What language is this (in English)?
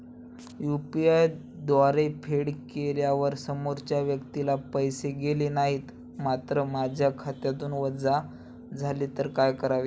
Marathi